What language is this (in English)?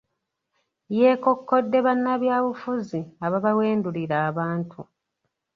Ganda